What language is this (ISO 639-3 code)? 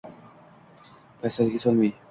uzb